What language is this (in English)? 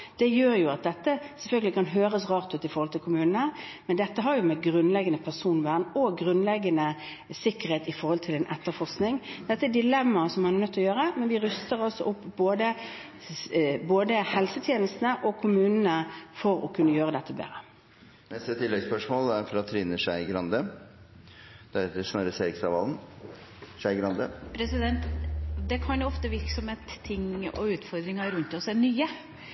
Norwegian